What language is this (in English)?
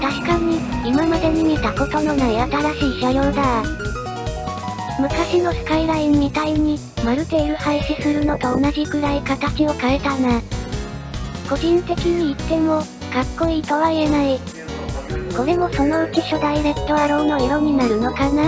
Japanese